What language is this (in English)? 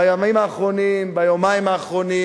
Hebrew